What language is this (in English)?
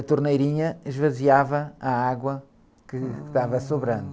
Portuguese